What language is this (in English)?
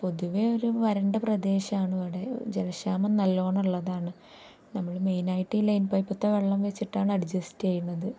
Malayalam